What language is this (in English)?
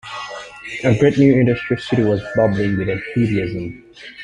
English